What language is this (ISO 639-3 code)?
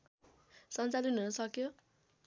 nep